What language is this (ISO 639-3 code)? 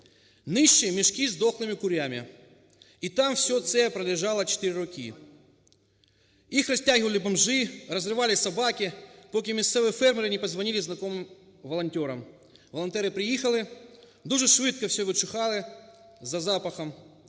ukr